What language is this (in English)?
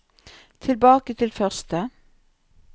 Norwegian